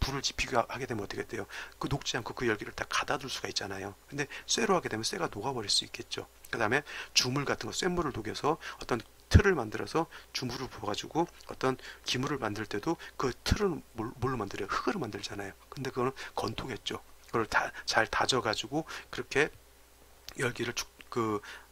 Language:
Korean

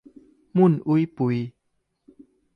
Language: Thai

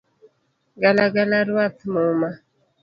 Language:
Luo (Kenya and Tanzania)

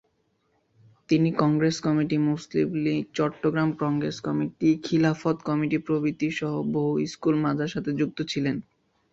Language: Bangla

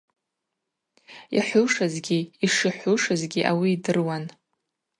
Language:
Abaza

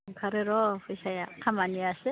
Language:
Bodo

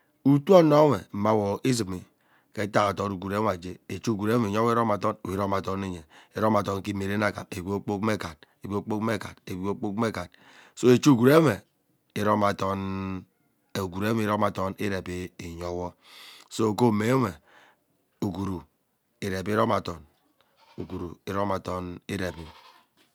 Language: Ubaghara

